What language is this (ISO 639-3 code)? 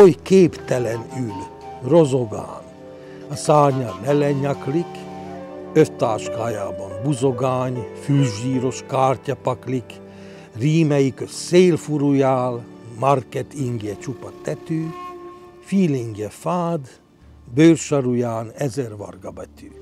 hun